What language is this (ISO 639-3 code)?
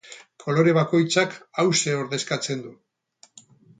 eus